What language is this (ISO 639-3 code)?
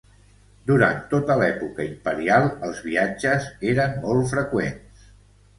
cat